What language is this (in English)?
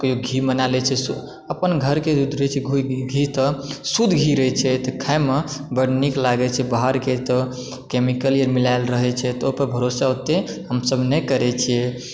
Maithili